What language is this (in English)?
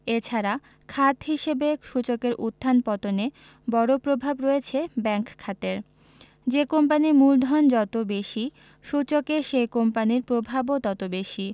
Bangla